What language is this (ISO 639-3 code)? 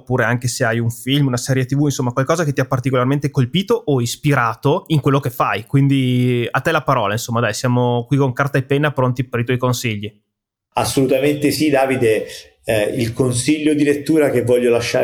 ita